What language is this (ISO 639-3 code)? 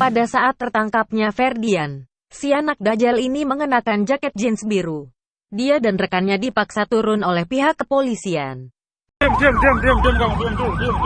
ind